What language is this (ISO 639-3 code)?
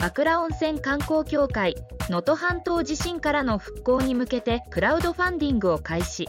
jpn